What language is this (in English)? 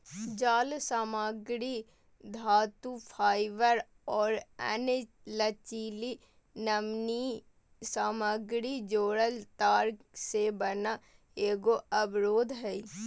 Magahi